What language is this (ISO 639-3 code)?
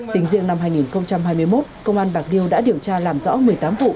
vie